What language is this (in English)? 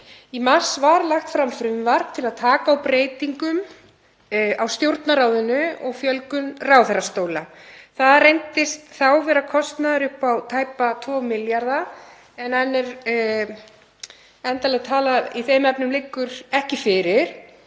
Icelandic